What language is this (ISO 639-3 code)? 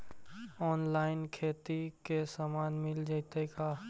mag